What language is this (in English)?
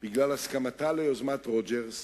Hebrew